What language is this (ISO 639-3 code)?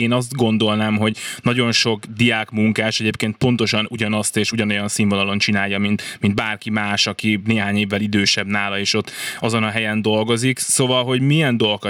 hun